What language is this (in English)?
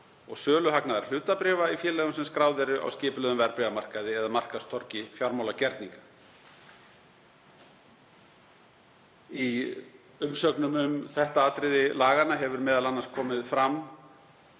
Icelandic